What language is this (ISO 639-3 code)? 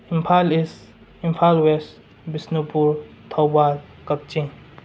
mni